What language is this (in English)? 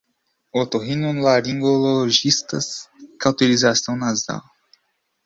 Portuguese